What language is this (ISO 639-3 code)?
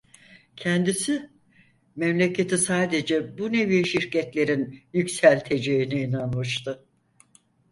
tur